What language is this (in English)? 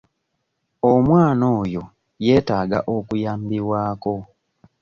Ganda